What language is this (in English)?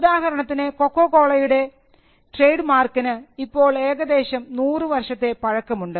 Malayalam